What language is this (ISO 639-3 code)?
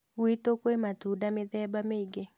kik